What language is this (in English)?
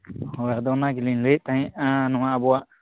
Santali